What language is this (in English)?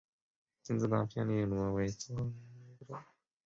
Chinese